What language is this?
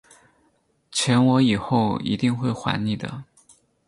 Chinese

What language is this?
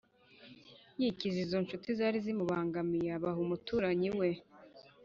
Kinyarwanda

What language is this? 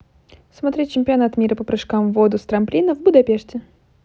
Russian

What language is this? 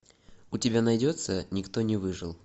Russian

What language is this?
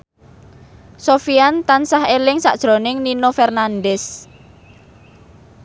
Javanese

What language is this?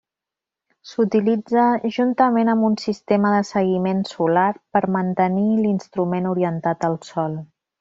Catalan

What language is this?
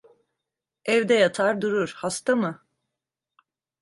Turkish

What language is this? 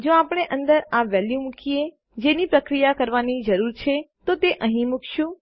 Gujarati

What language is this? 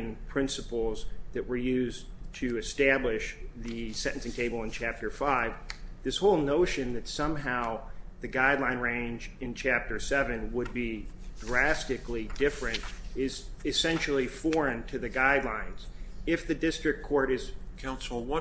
English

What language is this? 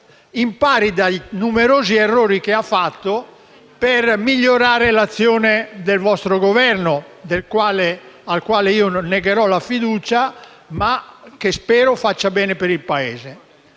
Italian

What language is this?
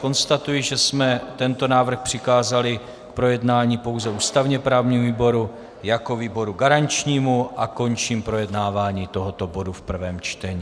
Czech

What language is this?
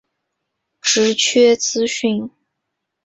Chinese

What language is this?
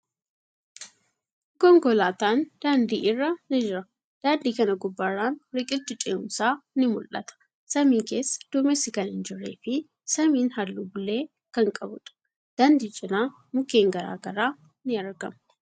Oromo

